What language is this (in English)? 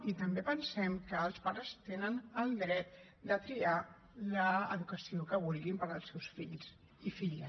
Catalan